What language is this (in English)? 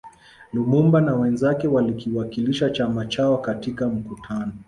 Swahili